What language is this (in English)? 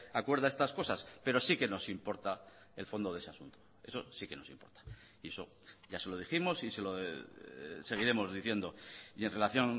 Spanish